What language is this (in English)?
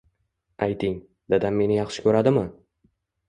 Uzbek